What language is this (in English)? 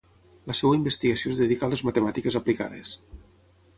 Catalan